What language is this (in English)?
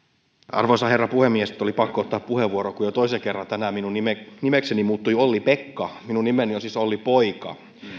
Finnish